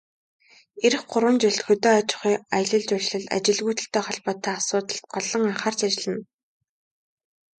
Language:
Mongolian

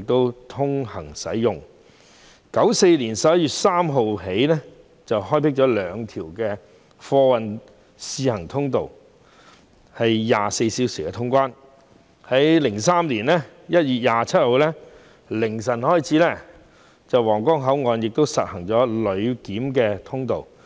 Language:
Cantonese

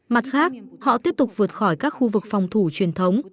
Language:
Vietnamese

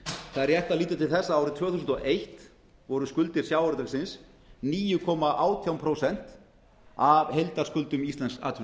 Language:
Icelandic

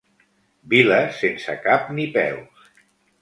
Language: Catalan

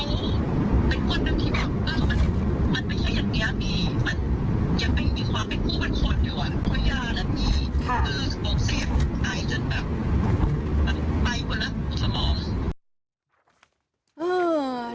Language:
Thai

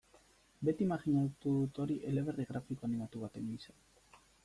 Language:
Basque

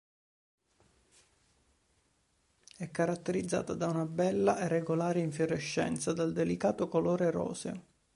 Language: Italian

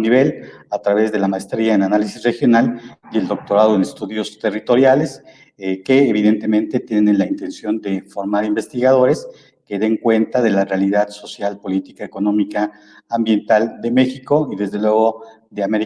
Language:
Spanish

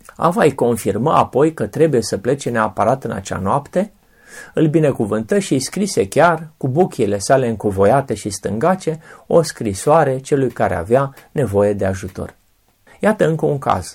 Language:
Romanian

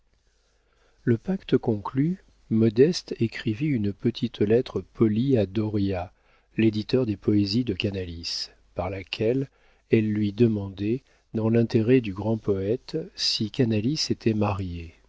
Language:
French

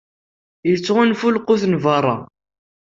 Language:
Kabyle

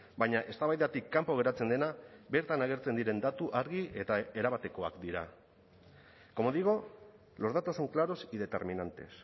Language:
Basque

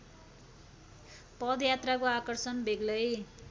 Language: Nepali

